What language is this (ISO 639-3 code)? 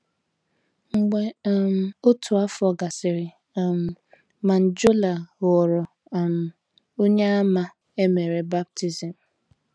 ibo